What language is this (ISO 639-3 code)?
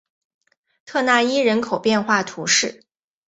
zho